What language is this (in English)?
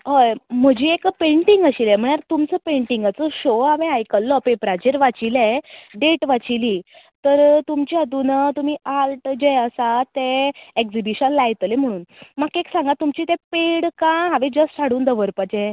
Konkani